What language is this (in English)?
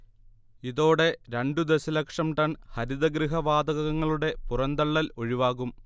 Malayalam